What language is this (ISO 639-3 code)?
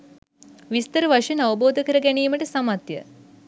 sin